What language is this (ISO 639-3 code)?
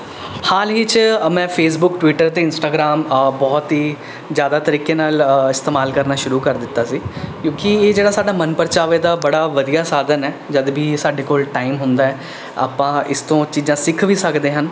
pan